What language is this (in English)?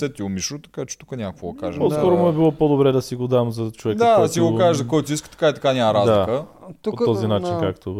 Bulgarian